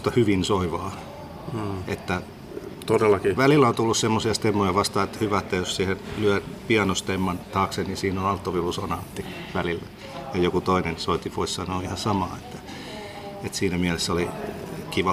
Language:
Finnish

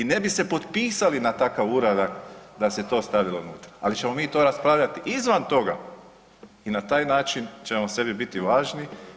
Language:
Croatian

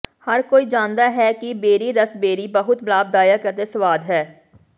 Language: Punjabi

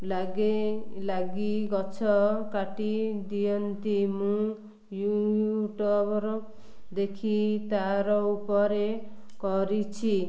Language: Odia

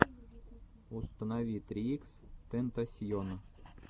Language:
Russian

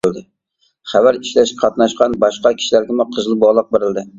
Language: Uyghur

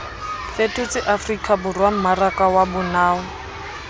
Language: Southern Sotho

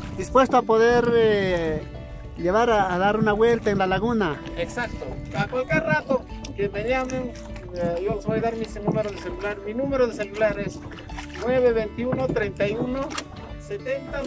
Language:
Spanish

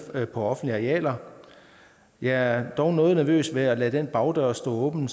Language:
Danish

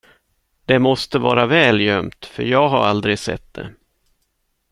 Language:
Swedish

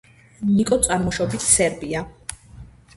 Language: Georgian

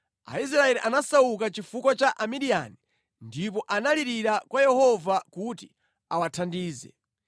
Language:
Nyanja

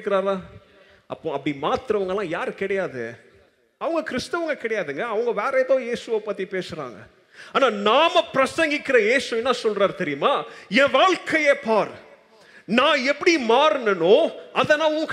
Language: Tamil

